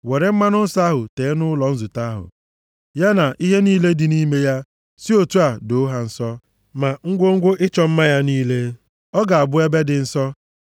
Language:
Igbo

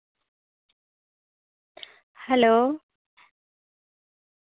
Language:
Santali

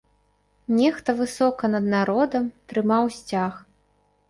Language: Belarusian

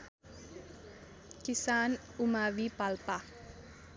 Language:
Nepali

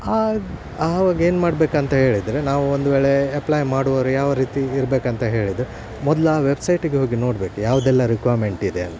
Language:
Kannada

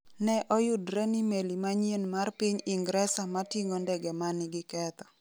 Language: Luo (Kenya and Tanzania)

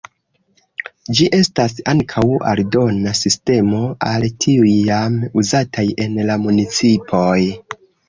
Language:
Esperanto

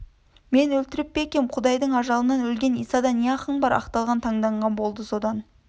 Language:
Kazakh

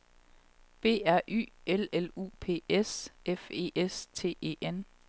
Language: Danish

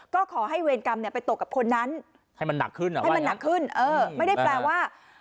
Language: Thai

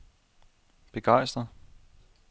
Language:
Danish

